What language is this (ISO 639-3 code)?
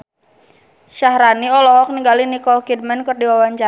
sun